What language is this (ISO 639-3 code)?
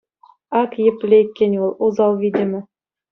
chv